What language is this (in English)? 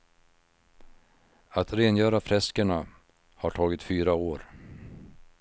Swedish